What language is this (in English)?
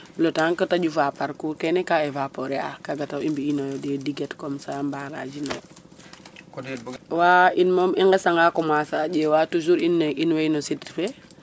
Serer